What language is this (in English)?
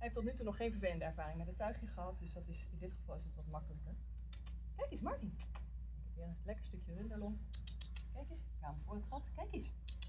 Dutch